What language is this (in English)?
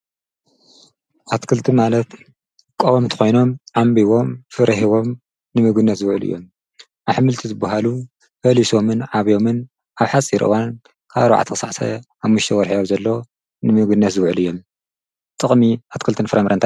Tigrinya